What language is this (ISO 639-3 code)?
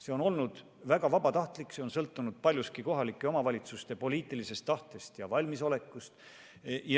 est